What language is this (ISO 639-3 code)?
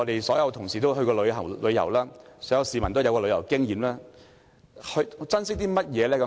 yue